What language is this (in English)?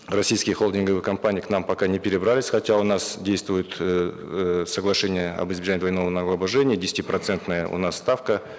Kazakh